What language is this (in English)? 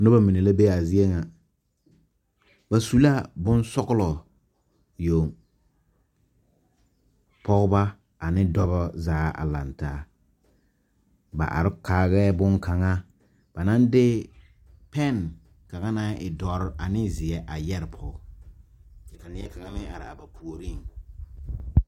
Southern Dagaare